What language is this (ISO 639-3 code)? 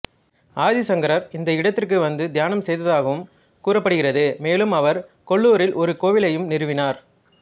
tam